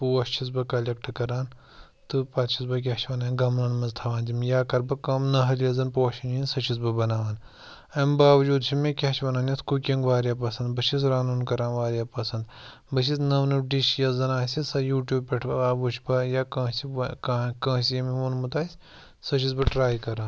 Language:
Kashmiri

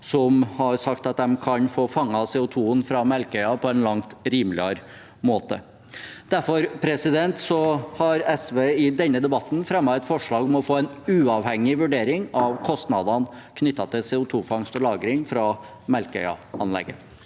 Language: Norwegian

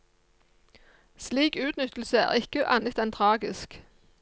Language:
Norwegian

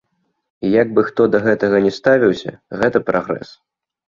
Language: Belarusian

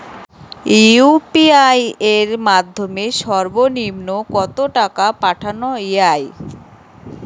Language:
Bangla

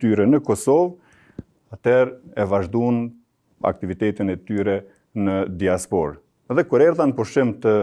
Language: Romanian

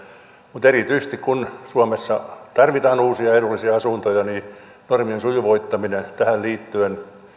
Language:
Finnish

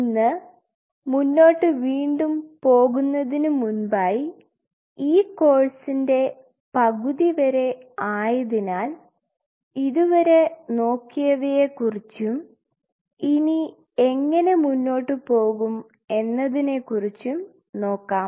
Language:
Malayalam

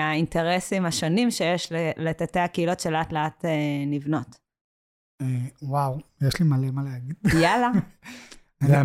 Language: Hebrew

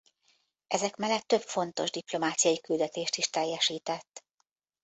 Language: Hungarian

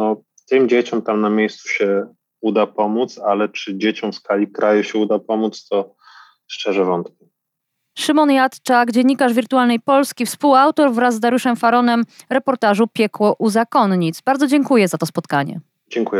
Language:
Polish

